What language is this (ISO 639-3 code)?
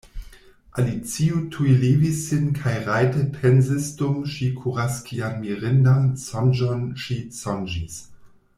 epo